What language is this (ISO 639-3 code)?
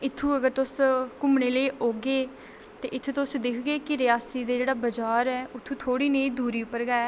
doi